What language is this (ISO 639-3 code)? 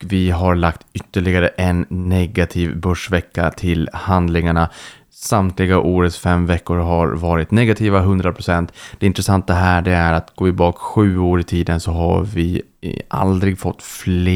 swe